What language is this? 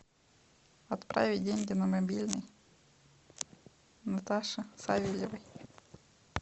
Russian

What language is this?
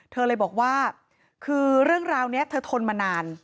Thai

